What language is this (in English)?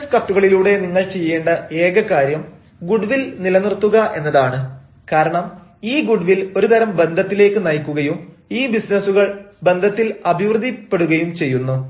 Malayalam